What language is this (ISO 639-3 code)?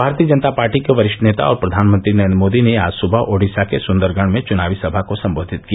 hin